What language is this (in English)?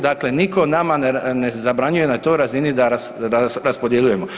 Croatian